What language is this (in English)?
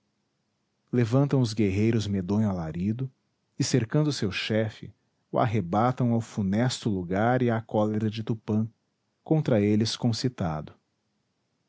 Portuguese